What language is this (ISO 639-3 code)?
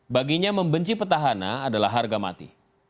ind